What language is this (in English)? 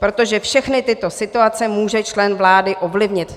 Czech